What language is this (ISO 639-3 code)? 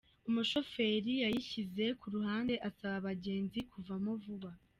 kin